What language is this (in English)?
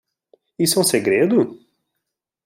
Portuguese